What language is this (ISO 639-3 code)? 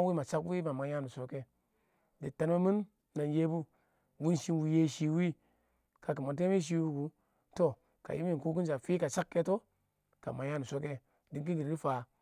awo